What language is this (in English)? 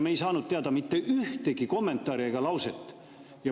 Estonian